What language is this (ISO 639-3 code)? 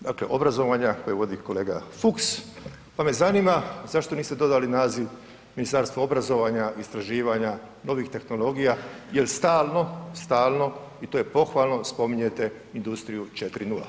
hrv